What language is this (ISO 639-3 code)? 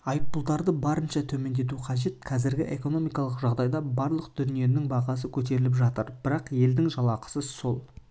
kaz